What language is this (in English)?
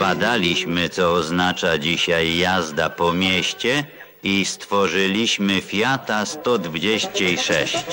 Polish